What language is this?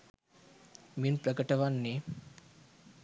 Sinhala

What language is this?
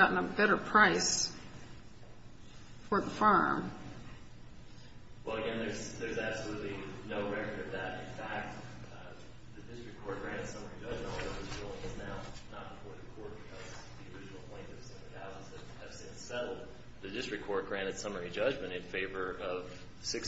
English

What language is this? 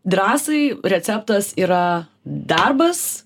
Lithuanian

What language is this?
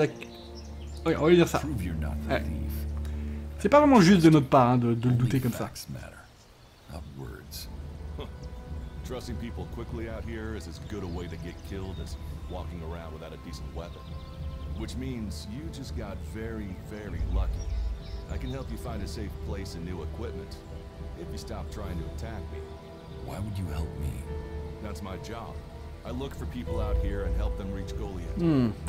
French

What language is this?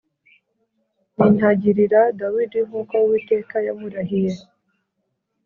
Kinyarwanda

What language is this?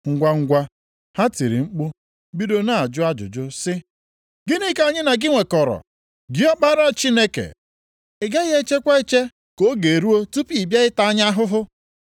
Igbo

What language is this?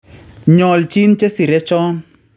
Kalenjin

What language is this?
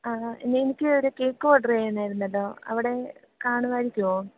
Malayalam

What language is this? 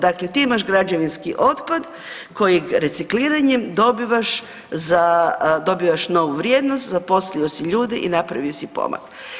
Croatian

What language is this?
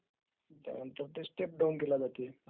Marathi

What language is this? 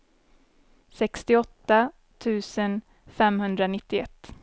Swedish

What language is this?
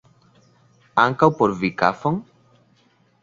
Esperanto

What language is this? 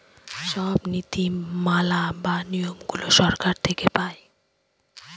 Bangla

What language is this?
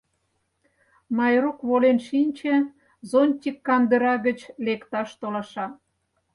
Mari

